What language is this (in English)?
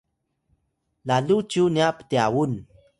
Atayal